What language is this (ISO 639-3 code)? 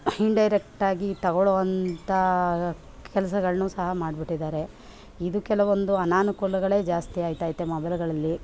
kan